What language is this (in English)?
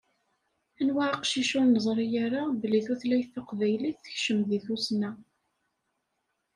Kabyle